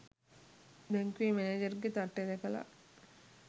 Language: Sinhala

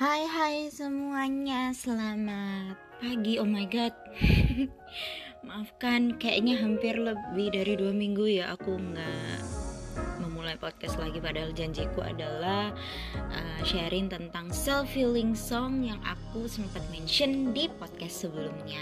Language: Indonesian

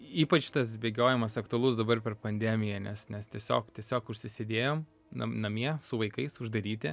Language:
Lithuanian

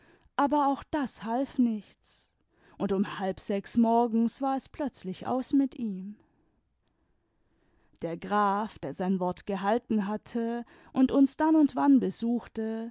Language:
German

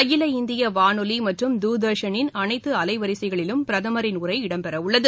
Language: Tamil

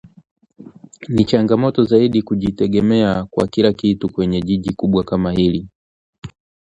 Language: Swahili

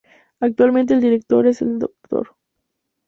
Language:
Spanish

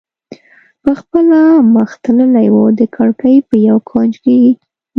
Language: Pashto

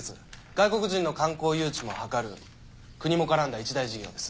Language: Japanese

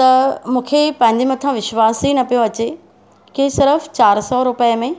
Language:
Sindhi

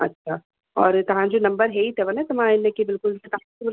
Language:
Sindhi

